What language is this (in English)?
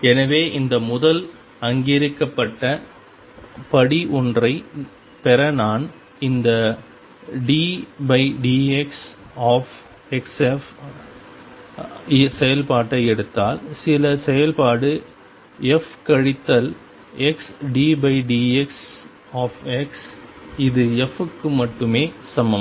Tamil